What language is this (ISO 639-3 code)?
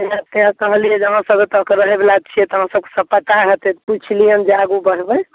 mai